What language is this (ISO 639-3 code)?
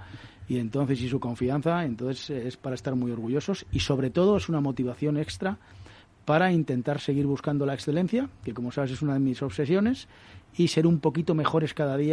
spa